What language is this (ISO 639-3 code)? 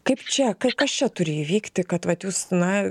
lit